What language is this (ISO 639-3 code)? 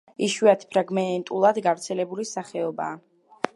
kat